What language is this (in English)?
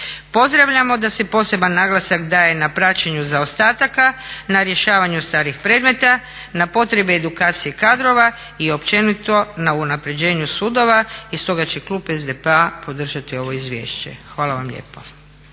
Croatian